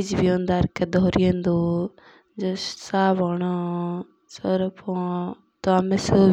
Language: Jaunsari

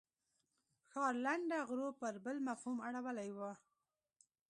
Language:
Pashto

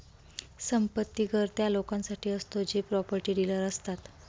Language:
Marathi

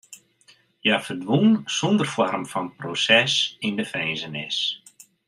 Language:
Western Frisian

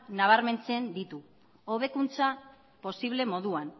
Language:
Basque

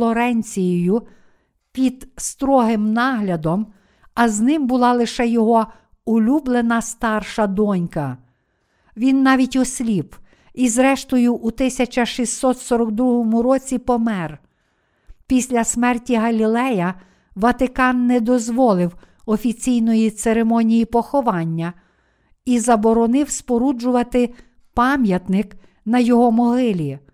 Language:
Ukrainian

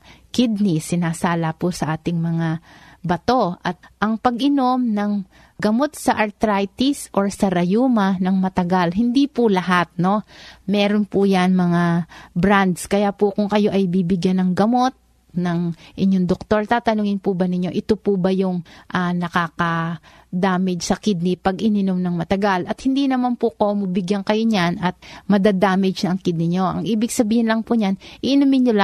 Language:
Filipino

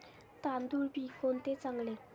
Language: Marathi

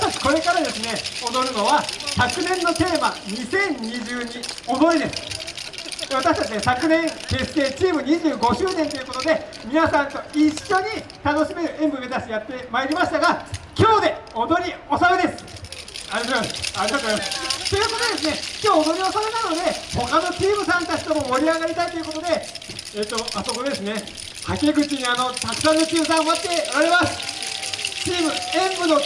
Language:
Japanese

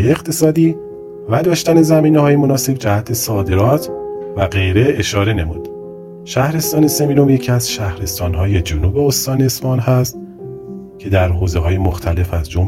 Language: Persian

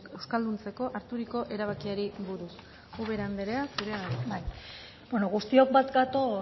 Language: Basque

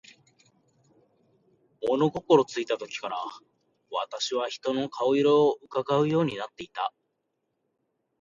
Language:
Japanese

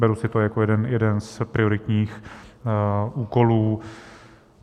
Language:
Czech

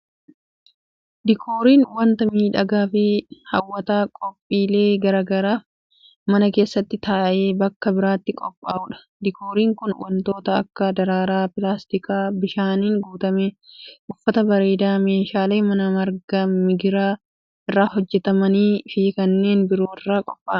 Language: Oromo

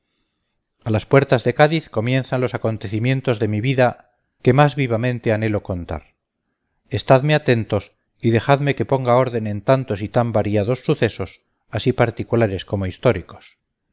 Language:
Spanish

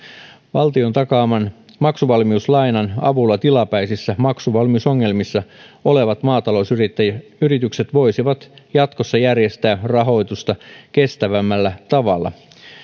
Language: Finnish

